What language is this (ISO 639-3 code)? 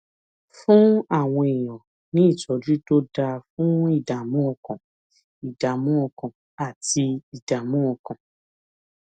yor